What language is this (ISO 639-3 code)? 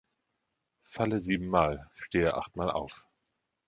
deu